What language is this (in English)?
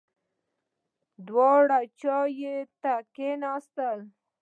Pashto